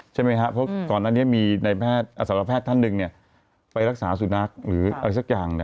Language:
Thai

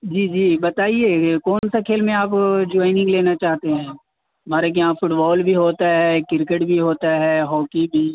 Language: Urdu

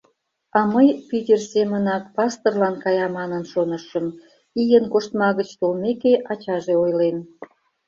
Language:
Mari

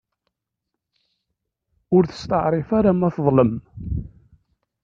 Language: Kabyle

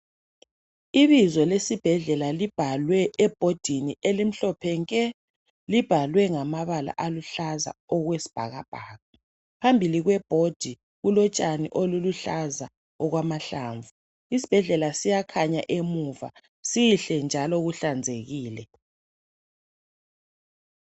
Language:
North Ndebele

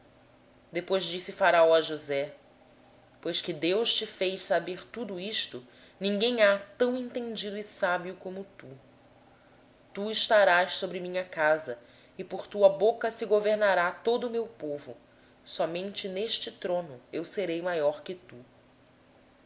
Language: Portuguese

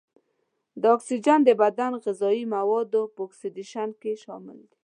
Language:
Pashto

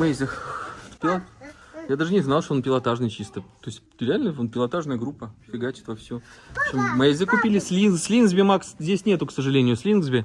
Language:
Russian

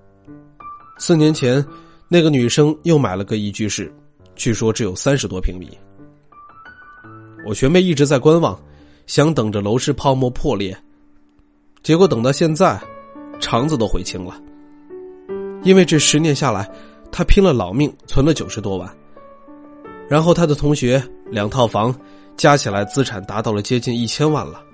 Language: Chinese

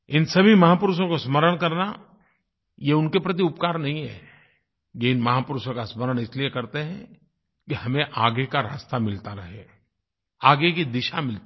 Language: Hindi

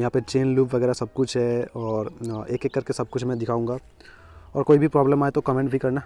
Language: Hindi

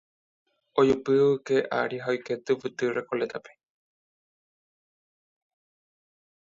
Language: Guarani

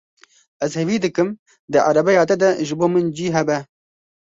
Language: Kurdish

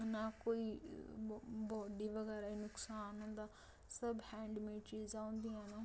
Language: Dogri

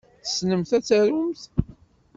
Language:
Kabyle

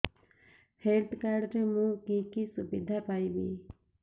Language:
Odia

